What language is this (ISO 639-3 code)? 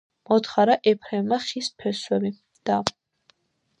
kat